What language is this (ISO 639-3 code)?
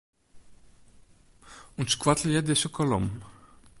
fry